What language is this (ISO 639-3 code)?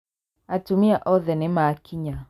kik